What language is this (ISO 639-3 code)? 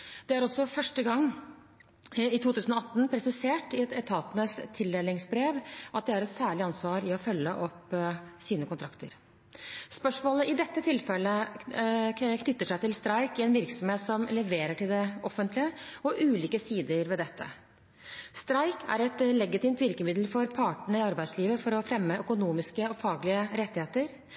nob